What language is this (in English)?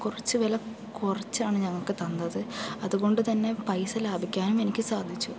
Malayalam